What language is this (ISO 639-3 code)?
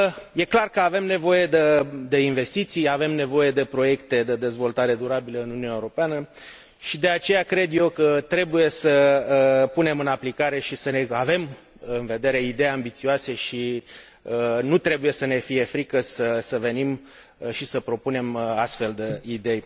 ron